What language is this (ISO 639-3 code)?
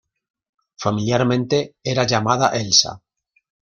spa